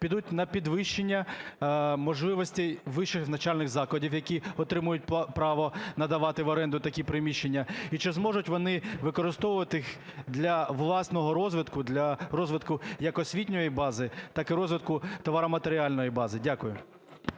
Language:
Ukrainian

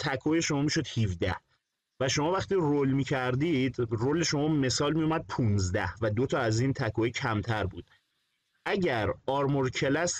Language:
Persian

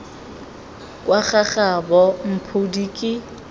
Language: Tswana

